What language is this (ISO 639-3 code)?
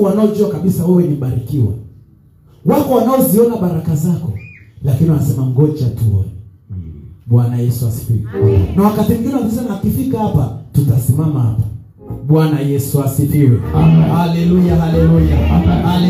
swa